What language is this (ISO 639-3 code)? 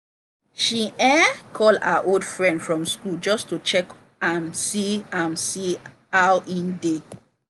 pcm